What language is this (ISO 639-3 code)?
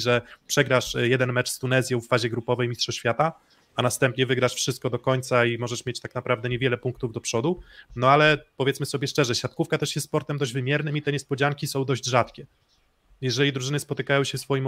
pol